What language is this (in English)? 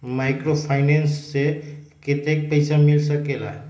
Magahi